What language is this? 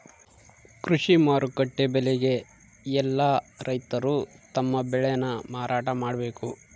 Kannada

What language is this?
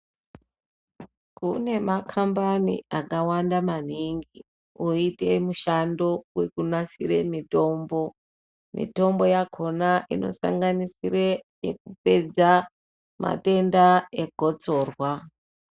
Ndau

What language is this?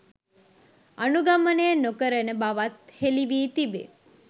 Sinhala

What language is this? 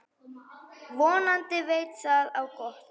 Icelandic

